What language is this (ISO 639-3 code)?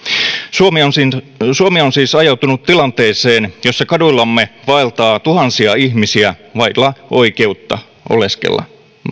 fin